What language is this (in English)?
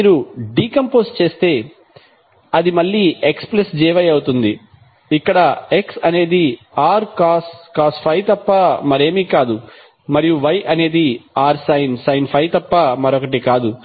Telugu